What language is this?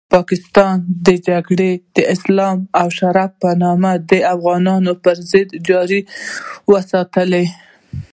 Pashto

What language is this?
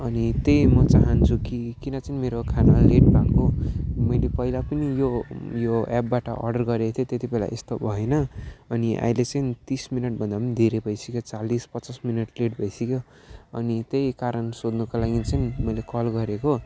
Nepali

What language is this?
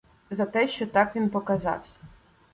Ukrainian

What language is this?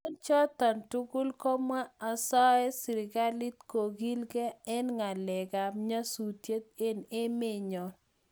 Kalenjin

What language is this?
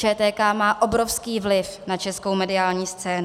Czech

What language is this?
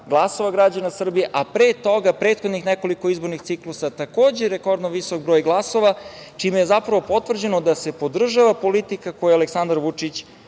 Serbian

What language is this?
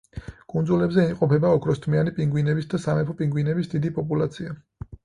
Georgian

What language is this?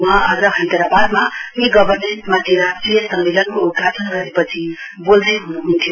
Nepali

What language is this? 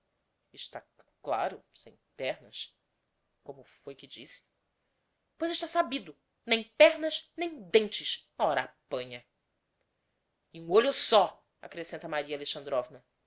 Portuguese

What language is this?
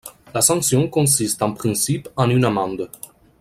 French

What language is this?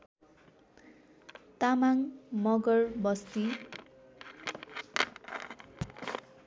Nepali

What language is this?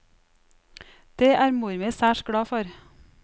Norwegian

